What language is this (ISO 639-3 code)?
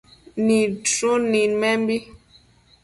mcf